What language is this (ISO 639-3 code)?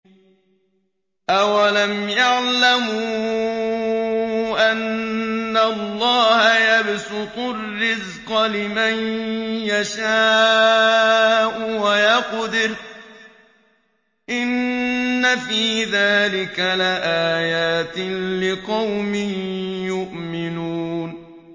ara